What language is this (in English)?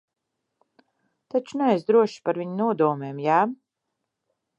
Latvian